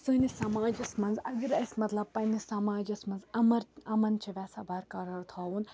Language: Kashmiri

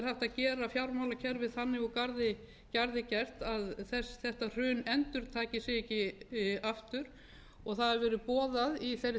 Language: Icelandic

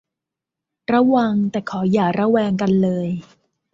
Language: Thai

